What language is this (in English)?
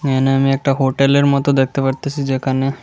Bangla